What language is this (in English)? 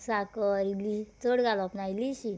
Konkani